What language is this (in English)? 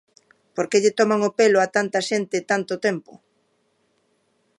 Galician